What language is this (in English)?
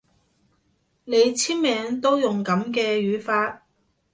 Cantonese